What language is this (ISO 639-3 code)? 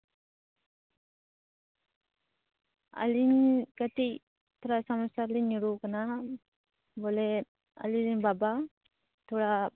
sat